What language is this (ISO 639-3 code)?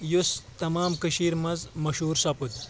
kas